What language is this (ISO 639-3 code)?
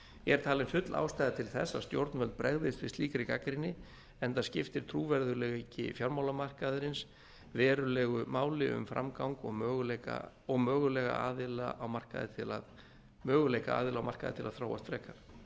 isl